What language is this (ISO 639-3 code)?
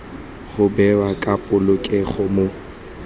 tsn